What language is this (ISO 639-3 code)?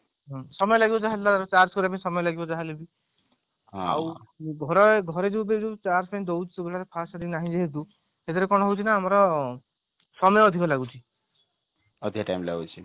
ori